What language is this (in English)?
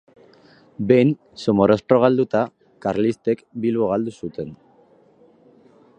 Basque